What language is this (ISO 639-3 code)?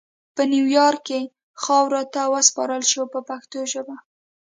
pus